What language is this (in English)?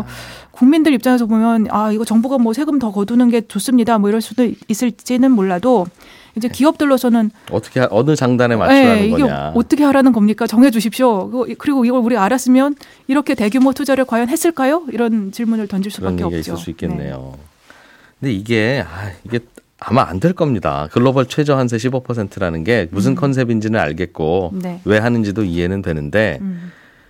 Korean